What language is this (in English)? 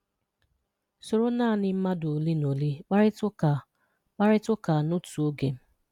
Igbo